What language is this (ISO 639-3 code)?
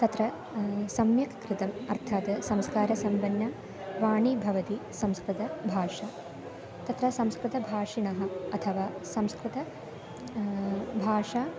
san